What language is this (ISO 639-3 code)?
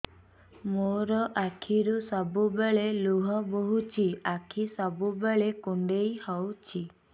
ori